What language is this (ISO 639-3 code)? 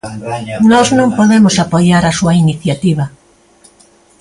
glg